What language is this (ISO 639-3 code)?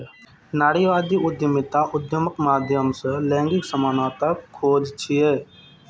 mai